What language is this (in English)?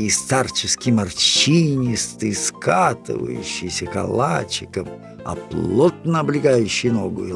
Russian